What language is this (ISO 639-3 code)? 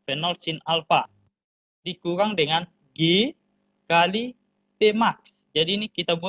ind